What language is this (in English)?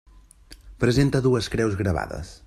Catalan